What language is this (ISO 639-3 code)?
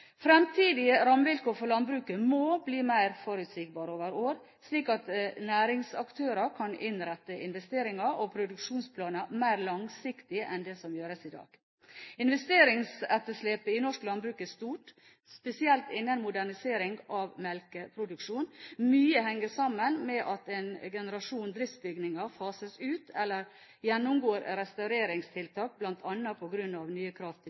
nob